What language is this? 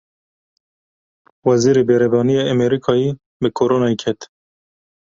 Kurdish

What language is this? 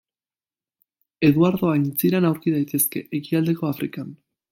Basque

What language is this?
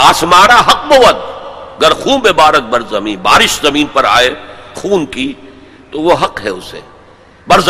Urdu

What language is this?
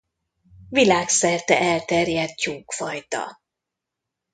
Hungarian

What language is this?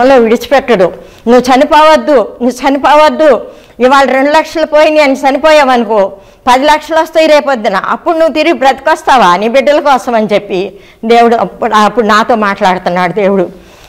Telugu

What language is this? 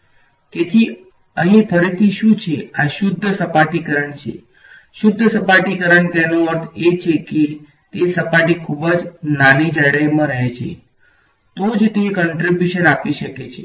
Gujarati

